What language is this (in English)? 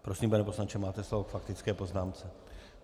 Czech